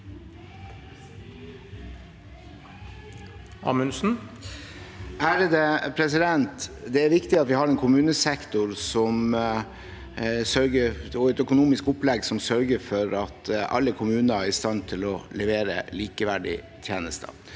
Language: Norwegian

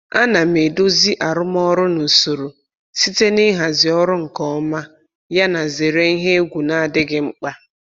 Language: Igbo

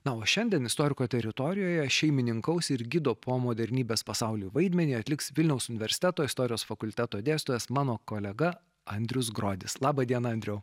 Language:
Lithuanian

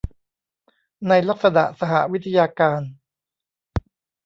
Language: Thai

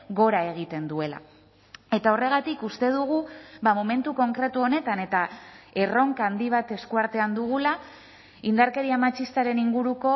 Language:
Basque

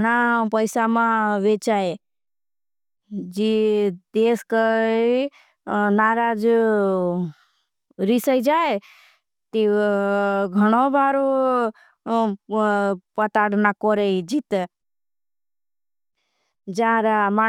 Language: Bhili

